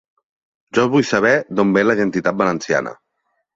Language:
Catalan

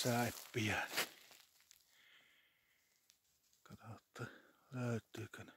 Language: Finnish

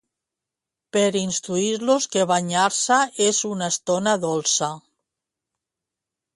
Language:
Catalan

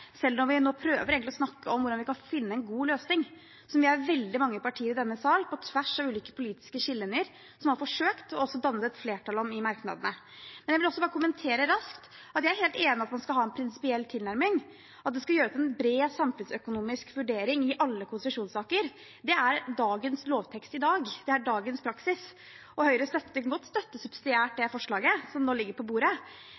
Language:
Norwegian Bokmål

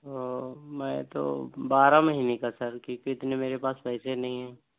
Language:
Urdu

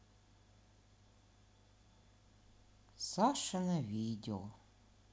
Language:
Russian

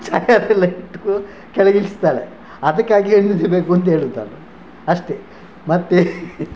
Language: Kannada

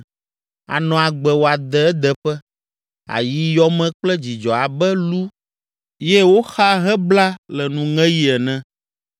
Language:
Ewe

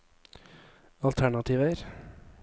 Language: Norwegian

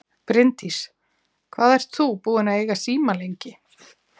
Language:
Icelandic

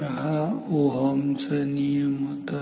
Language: Marathi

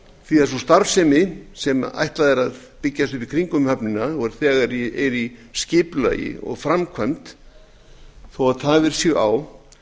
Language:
Icelandic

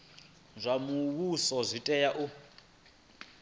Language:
Venda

